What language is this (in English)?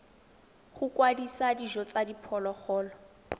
Tswana